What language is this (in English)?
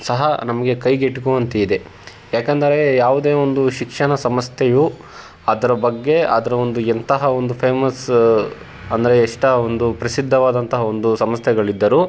Kannada